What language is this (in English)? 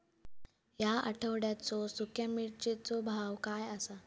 Marathi